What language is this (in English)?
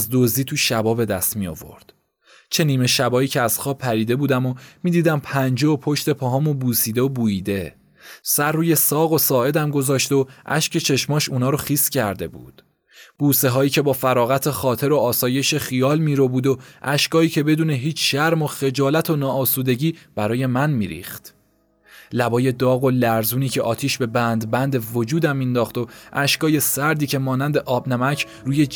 Persian